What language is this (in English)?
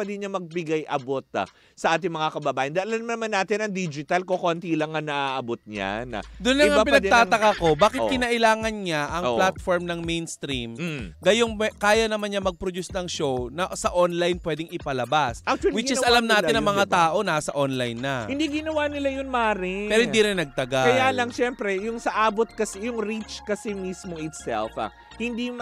Filipino